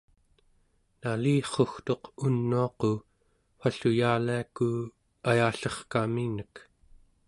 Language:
Central Yupik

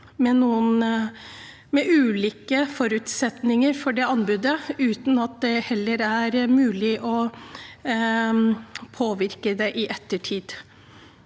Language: Norwegian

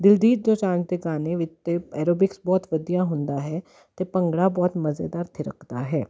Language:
Punjabi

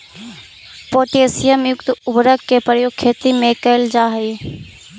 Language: Magahi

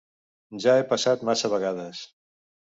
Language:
Catalan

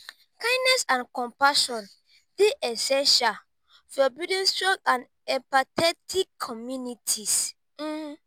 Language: Nigerian Pidgin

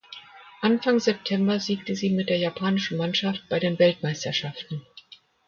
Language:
German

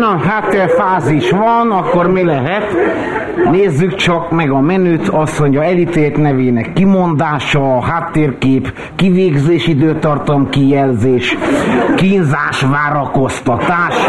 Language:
Hungarian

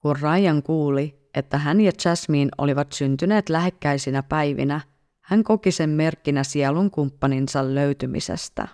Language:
Finnish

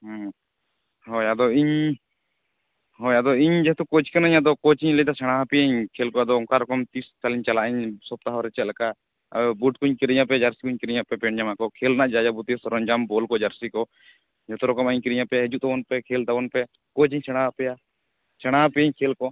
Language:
Santali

